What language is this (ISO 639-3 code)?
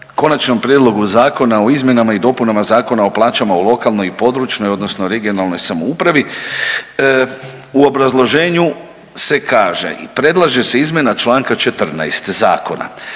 hrv